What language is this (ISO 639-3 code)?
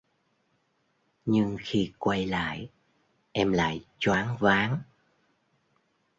vie